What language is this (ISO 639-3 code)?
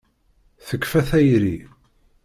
kab